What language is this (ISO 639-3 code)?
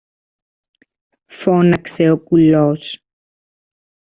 ell